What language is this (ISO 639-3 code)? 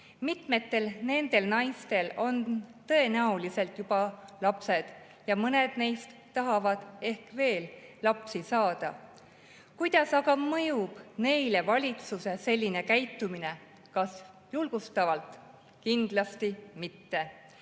est